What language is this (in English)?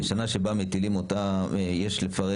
Hebrew